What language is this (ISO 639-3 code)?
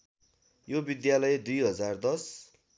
nep